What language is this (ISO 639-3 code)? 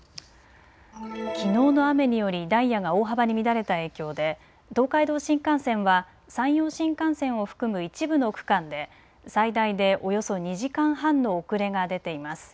jpn